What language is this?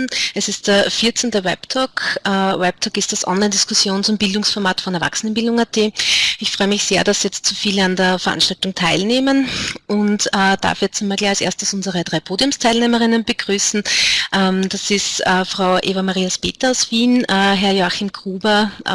German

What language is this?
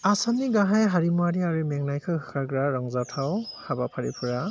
Bodo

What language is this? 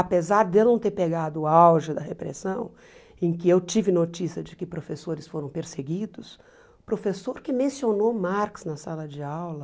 Portuguese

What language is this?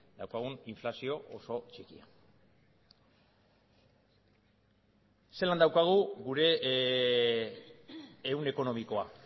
Basque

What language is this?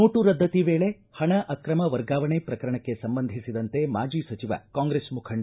Kannada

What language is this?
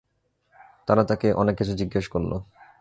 Bangla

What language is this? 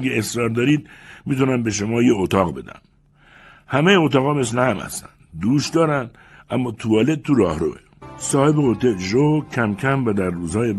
Persian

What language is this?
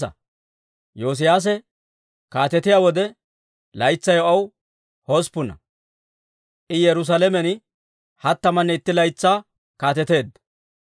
Dawro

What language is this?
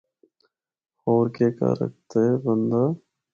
Northern Hindko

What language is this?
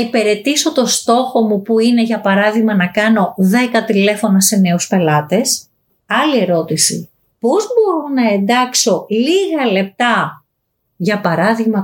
Greek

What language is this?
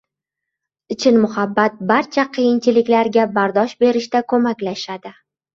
Uzbek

